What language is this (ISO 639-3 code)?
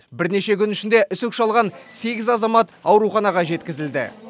kaz